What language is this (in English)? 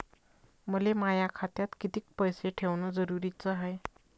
Marathi